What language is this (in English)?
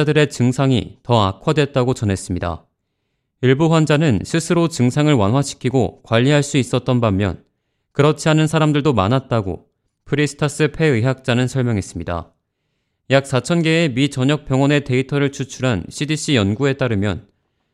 Korean